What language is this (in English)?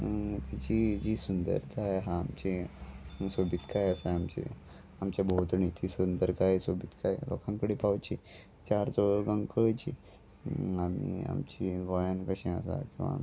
Konkani